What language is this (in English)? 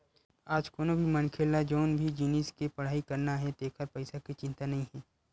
Chhattisgarhi